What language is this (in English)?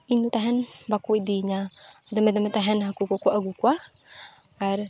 Santali